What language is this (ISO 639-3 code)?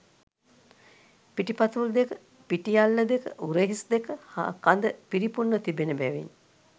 sin